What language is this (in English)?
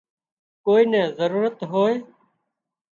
Wadiyara Koli